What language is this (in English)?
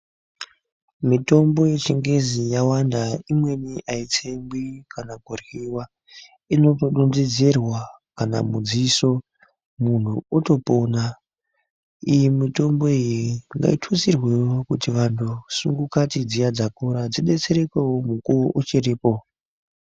Ndau